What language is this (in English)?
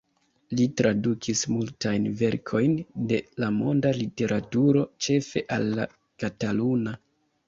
Esperanto